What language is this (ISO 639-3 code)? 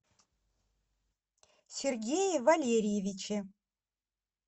rus